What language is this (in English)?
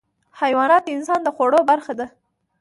Pashto